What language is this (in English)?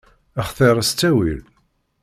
Kabyle